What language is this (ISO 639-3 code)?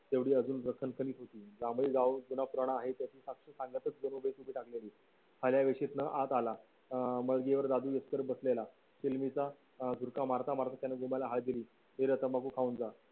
mar